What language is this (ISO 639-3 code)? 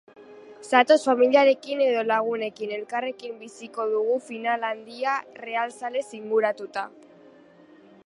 eus